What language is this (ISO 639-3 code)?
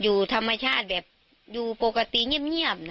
tha